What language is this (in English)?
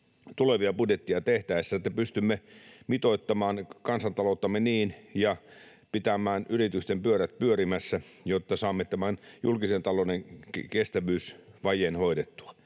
Finnish